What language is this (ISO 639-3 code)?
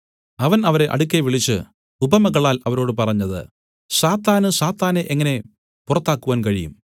mal